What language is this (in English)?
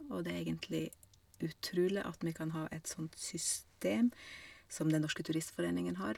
Norwegian